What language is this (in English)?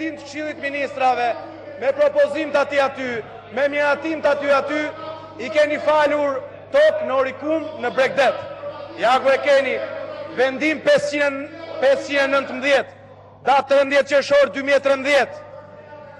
Romanian